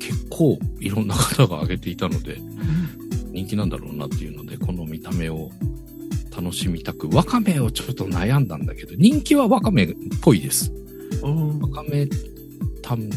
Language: Japanese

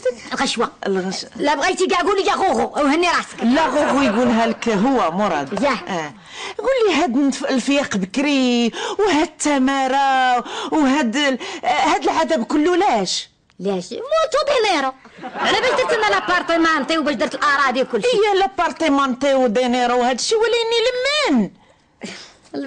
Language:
Arabic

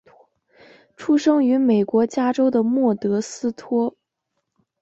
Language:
Chinese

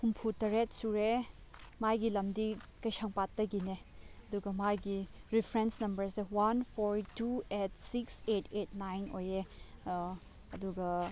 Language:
Manipuri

